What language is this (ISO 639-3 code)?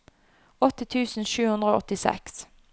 nor